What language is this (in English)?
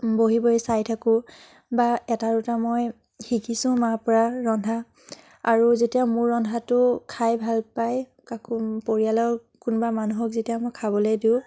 Assamese